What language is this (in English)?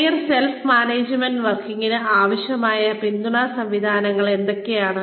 Malayalam